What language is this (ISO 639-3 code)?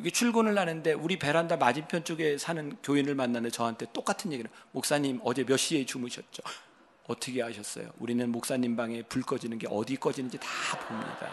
kor